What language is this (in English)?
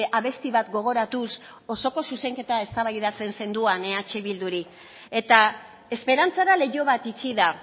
Basque